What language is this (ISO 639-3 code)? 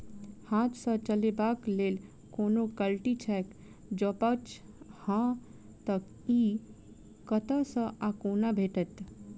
mai